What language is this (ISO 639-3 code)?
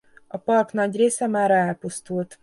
hun